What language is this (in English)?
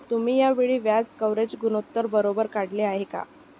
Marathi